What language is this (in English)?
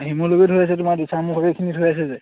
Assamese